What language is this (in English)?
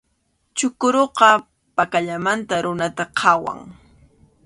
Arequipa-La Unión Quechua